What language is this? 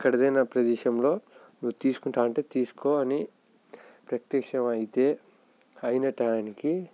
Telugu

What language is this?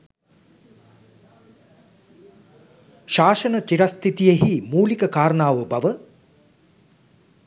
Sinhala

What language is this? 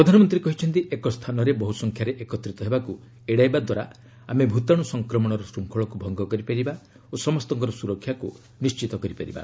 Odia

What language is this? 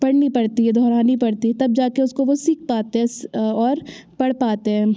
Hindi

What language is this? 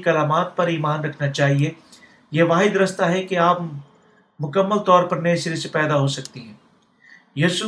Urdu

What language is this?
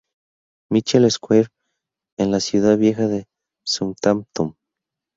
Spanish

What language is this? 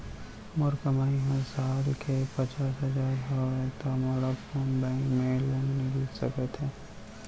Chhattisgarhi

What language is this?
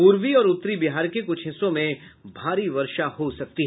Hindi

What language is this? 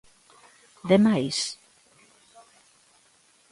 Galician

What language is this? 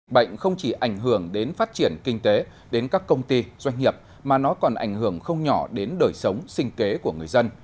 Vietnamese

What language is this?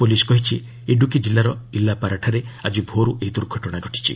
Odia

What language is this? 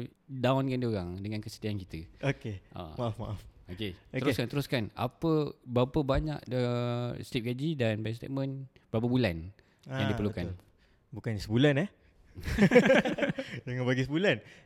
Malay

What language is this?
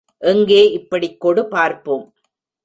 Tamil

